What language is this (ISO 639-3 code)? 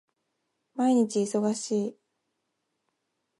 jpn